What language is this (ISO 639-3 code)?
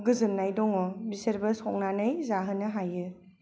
brx